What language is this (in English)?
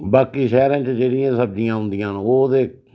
Dogri